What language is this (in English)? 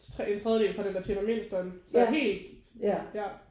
Danish